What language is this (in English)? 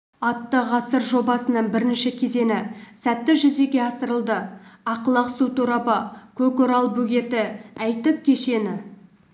Kazakh